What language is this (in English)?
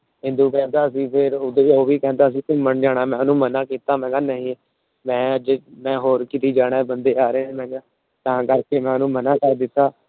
Punjabi